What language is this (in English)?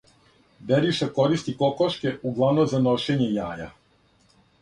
Serbian